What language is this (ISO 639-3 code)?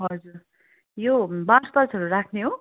nep